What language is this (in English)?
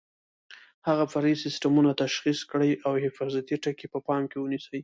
Pashto